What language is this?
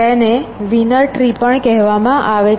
Gujarati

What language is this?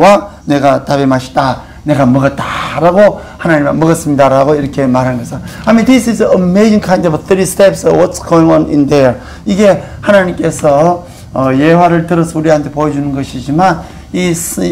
Korean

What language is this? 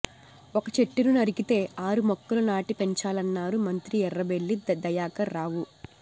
Telugu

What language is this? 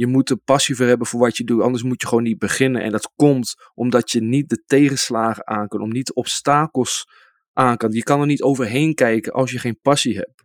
Dutch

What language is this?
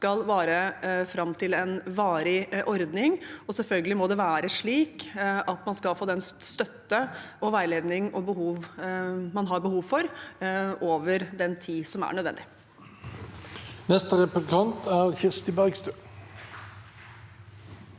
Norwegian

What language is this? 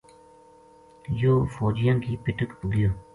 Gujari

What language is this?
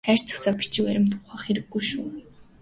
Mongolian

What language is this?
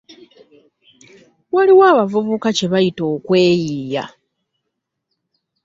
Ganda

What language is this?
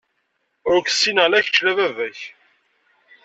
Kabyle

